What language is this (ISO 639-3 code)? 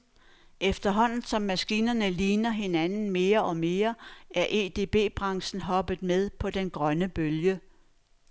dan